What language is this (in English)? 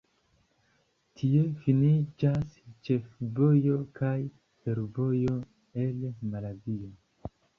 Esperanto